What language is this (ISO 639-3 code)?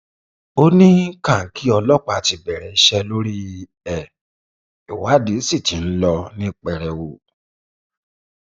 yor